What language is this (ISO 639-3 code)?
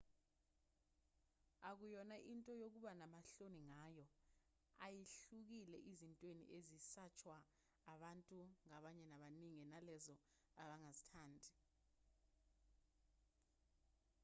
zul